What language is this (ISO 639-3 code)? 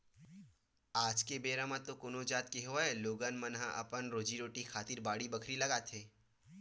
hne